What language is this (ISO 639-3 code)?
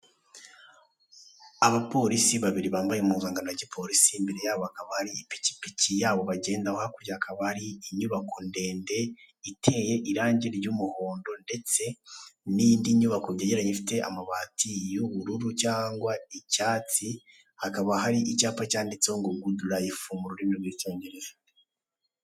kin